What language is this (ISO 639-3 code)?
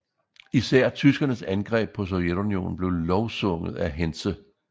dan